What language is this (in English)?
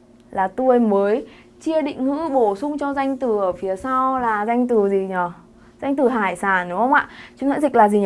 Vietnamese